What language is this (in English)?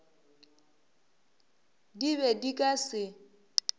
Northern Sotho